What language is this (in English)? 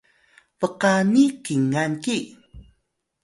Atayal